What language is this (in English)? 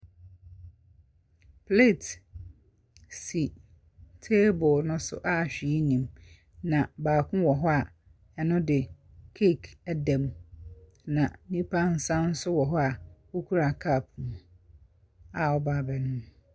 Akan